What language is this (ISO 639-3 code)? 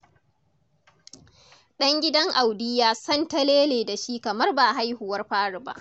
hau